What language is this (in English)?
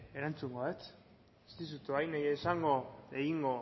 Basque